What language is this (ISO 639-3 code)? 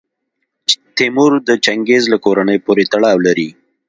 pus